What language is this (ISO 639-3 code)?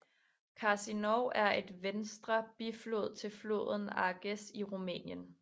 dan